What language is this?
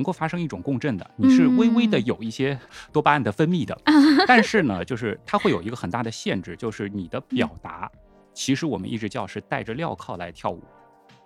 Chinese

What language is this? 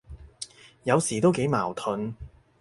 Cantonese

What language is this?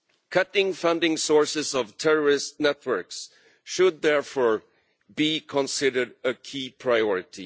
English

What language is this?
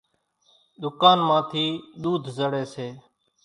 Kachi Koli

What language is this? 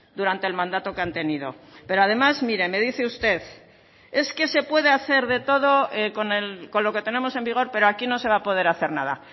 Spanish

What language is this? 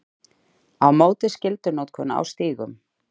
Icelandic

